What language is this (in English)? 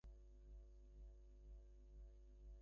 Bangla